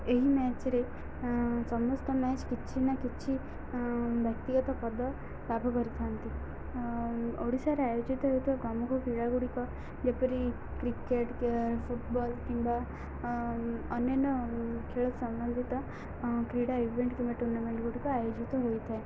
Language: Odia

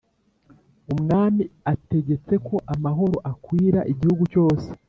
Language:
Kinyarwanda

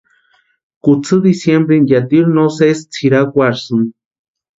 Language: Western Highland Purepecha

